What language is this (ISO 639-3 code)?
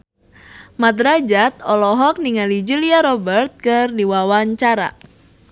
sun